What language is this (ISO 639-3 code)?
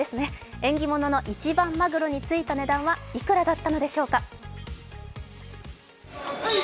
jpn